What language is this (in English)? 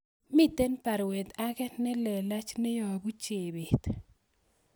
Kalenjin